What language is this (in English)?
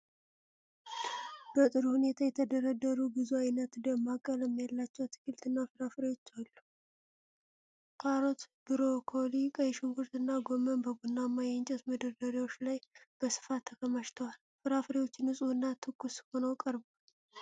Amharic